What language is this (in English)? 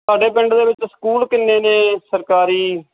Punjabi